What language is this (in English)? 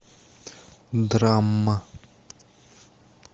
Russian